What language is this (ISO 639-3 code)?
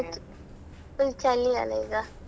kan